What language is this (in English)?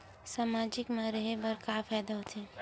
Chhattisgarhi